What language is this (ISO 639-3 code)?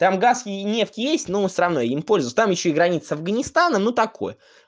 rus